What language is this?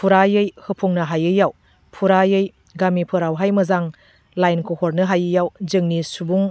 Bodo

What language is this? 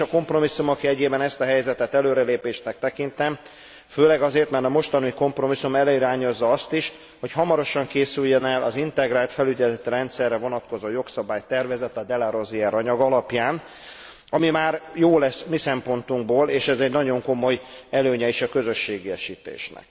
Hungarian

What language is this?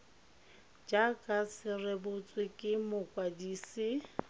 Tswana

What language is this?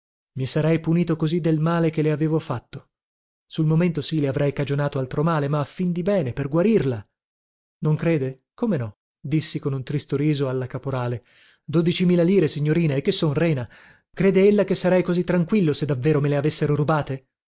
Italian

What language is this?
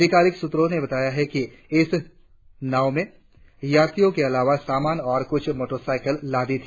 Hindi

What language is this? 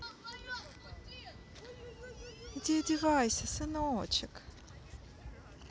Russian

